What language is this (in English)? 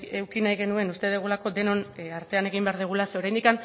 Basque